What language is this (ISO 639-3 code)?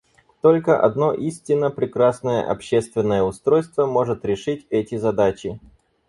rus